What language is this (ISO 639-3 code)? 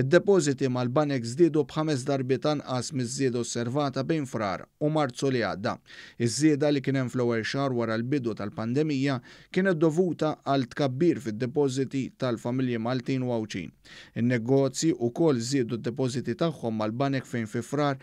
ron